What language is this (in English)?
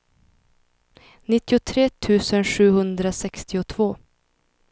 Swedish